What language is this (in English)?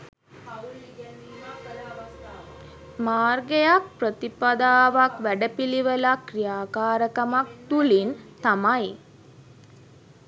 Sinhala